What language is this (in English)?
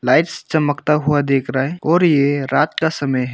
Hindi